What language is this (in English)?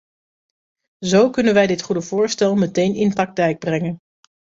Dutch